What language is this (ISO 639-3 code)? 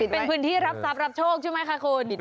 tha